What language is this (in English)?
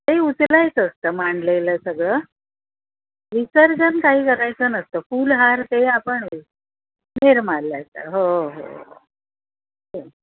Marathi